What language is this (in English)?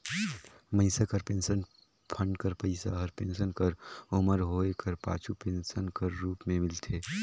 Chhattisgarhi